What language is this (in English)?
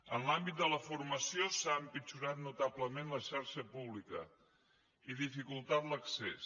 Catalan